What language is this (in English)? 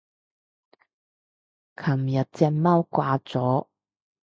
Cantonese